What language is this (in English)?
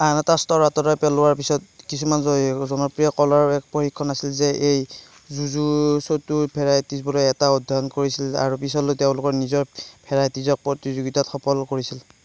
Assamese